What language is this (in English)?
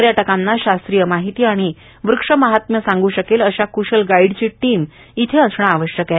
Marathi